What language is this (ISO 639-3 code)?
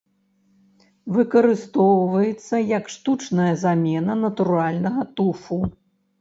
bel